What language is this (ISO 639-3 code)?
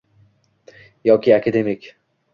uzb